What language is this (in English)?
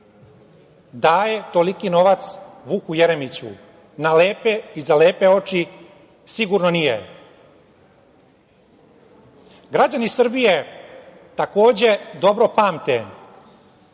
Serbian